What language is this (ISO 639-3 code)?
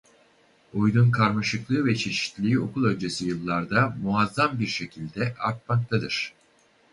tur